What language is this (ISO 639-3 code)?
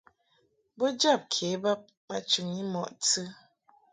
mhk